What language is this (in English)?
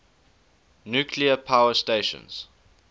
English